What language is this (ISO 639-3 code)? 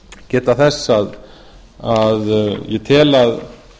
isl